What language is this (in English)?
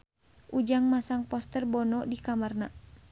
Sundanese